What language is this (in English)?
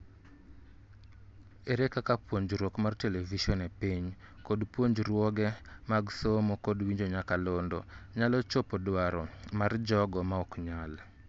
Luo (Kenya and Tanzania)